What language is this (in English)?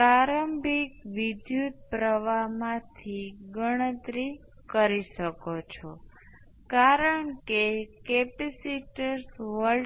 Gujarati